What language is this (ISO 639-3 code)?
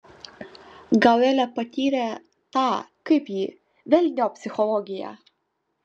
lit